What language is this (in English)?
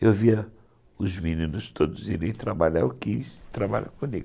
Portuguese